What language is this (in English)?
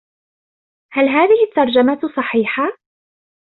Arabic